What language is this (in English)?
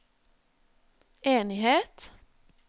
Norwegian